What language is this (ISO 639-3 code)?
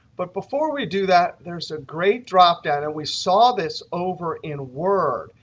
eng